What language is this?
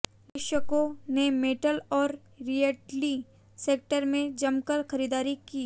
Hindi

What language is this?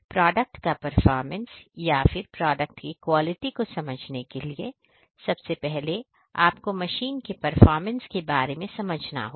Hindi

